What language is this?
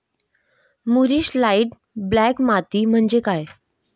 Marathi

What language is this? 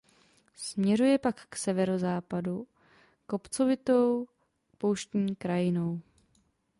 Czech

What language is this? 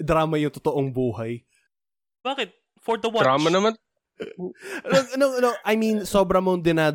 Filipino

